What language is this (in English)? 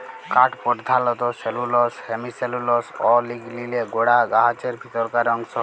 Bangla